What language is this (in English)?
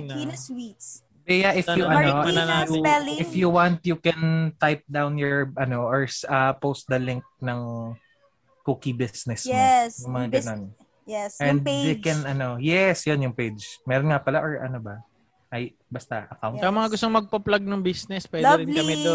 Filipino